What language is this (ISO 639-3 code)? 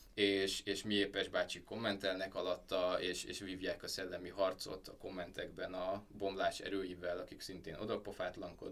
hun